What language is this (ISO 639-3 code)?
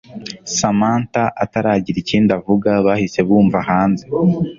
kin